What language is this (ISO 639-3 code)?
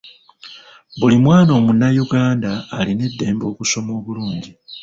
lug